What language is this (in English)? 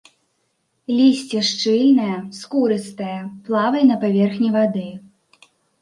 Belarusian